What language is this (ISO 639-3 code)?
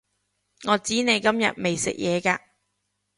yue